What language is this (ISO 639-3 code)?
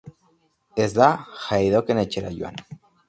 eus